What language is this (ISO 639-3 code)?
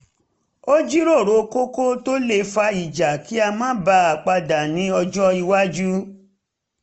yor